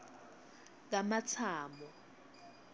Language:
Swati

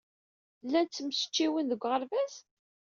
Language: Kabyle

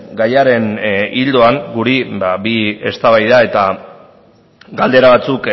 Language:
Basque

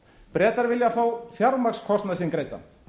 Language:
Icelandic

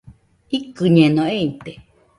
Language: Nüpode Huitoto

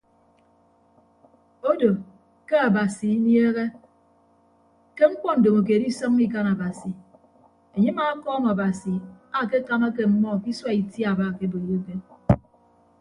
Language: Ibibio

